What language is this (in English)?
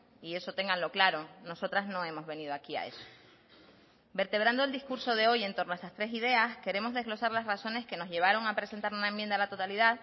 Spanish